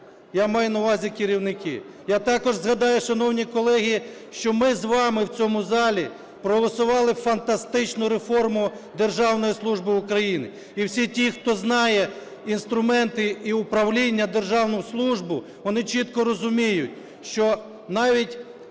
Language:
Ukrainian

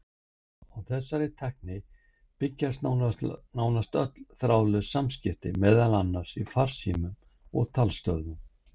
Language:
Icelandic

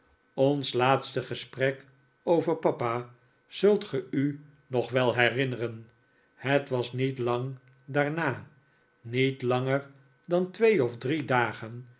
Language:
Dutch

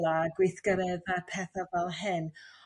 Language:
Welsh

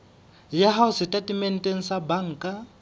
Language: Southern Sotho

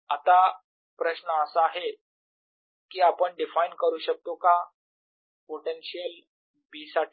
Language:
Marathi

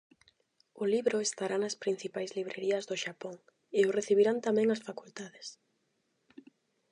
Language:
Galician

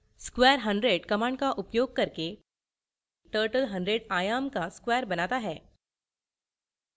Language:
Hindi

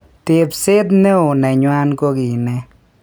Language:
Kalenjin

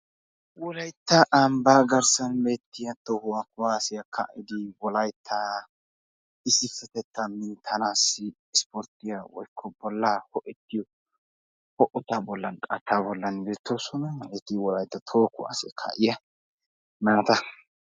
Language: Wolaytta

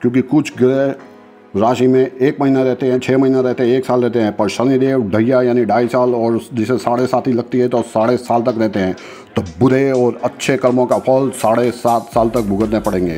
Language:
Hindi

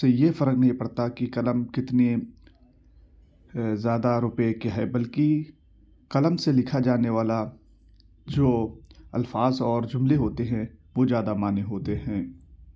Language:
Urdu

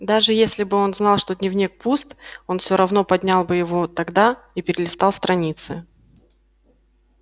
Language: Russian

